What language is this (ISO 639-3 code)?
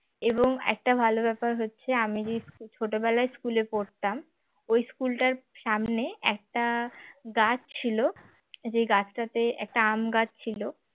ben